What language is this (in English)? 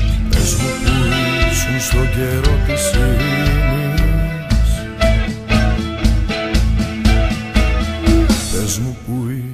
Greek